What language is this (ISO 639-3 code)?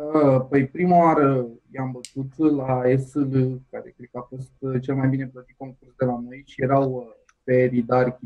ron